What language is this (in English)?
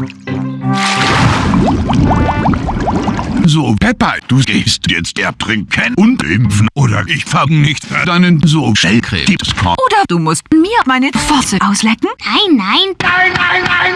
German